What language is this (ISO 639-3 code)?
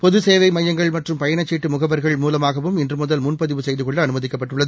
tam